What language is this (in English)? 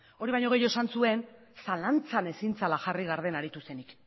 Basque